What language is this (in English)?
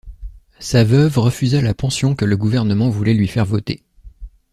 French